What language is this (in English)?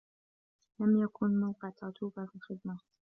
Arabic